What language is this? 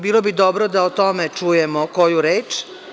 Serbian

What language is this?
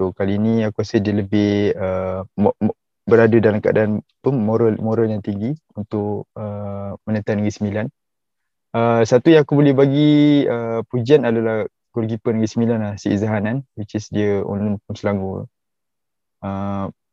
Malay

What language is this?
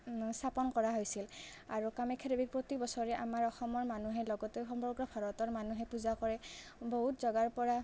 Assamese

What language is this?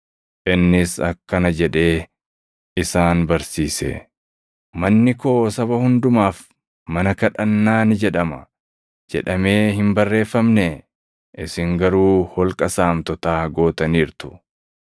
Oromo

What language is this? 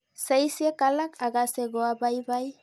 Kalenjin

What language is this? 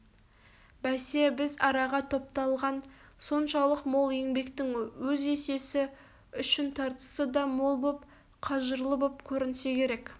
Kazakh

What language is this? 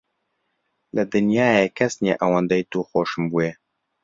Central Kurdish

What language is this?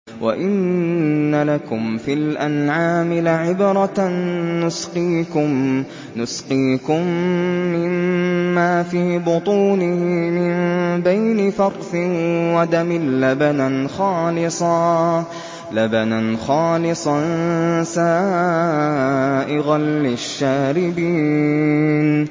Arabic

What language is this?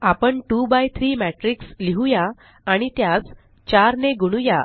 Marathi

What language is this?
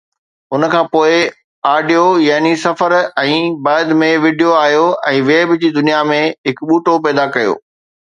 Sindhi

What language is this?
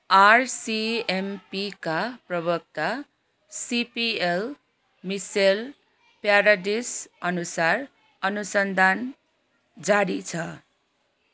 Nepali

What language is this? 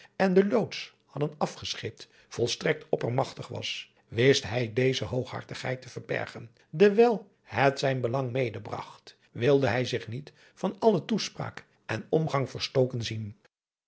Dutch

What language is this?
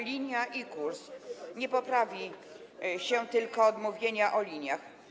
Polish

